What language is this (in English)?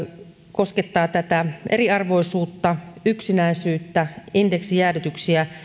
Finnish